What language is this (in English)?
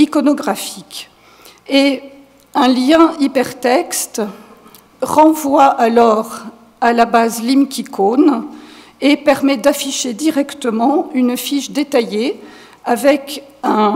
French